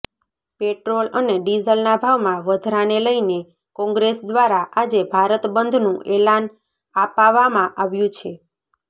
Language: Gujarati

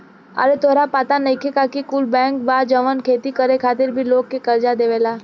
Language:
Bhojpuri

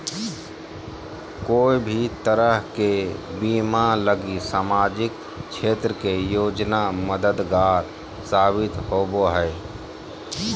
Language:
Magahi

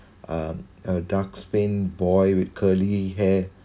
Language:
English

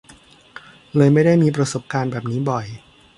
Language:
Thai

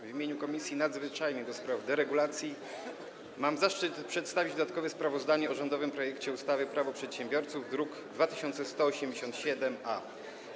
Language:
Polish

